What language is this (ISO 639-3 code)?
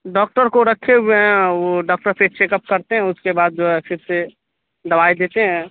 urd